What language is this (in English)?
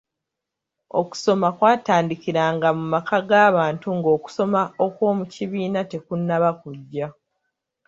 Ganda